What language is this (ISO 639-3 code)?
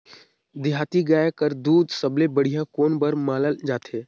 hne